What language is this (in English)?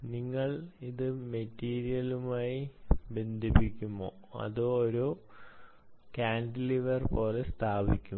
Malayalam